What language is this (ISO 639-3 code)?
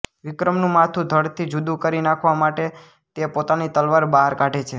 guj